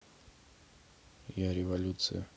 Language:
Russian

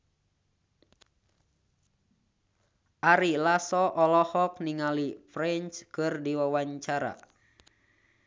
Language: Sundanese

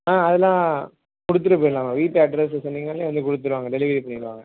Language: Tamil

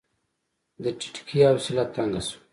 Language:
Pashto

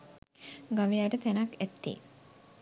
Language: Sinhala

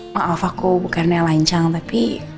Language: Indonesian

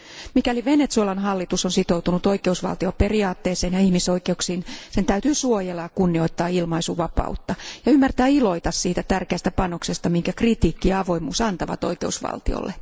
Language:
Finnish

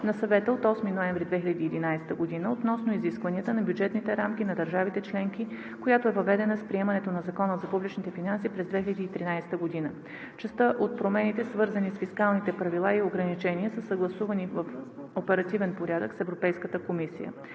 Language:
Bulgarian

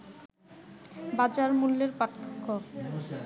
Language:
Bangla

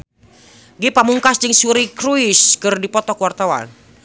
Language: Sundanese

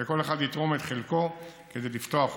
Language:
Hebrew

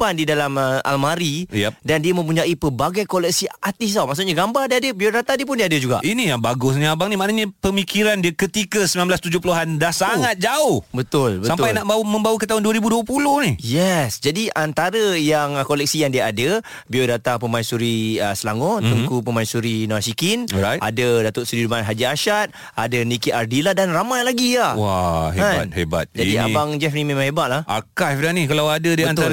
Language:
Malay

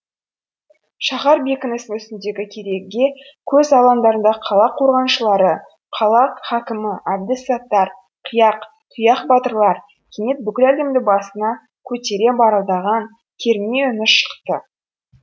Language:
Kazakh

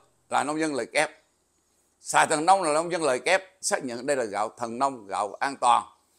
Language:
Vietnamese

